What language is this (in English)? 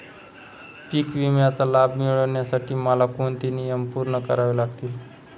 Marathi